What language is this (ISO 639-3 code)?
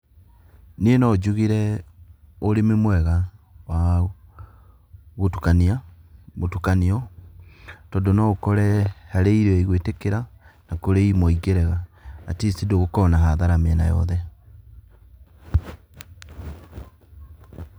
kik